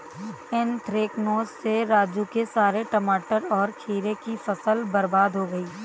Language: Hindi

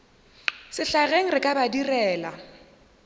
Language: Northern Sotho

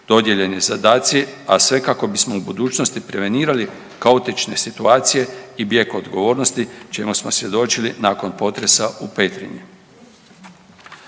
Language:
Croatian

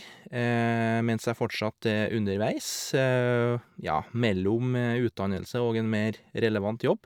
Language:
Norwegian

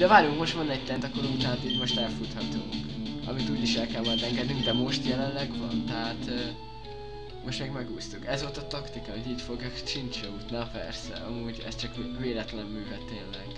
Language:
Hungarian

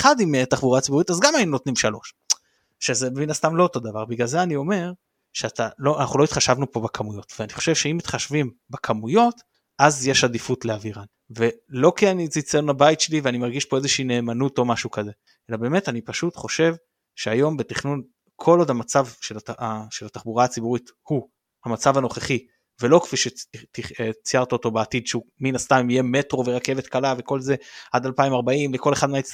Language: Hebrew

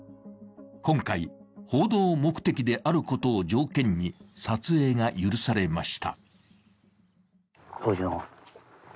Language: Japanese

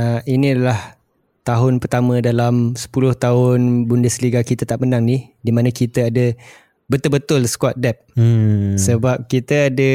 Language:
Malay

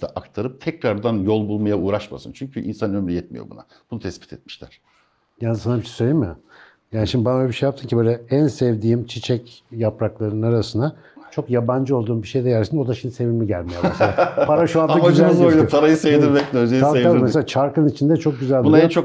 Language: Turkish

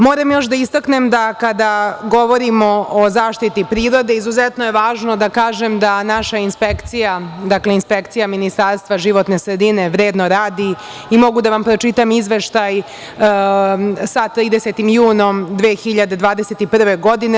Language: Serbian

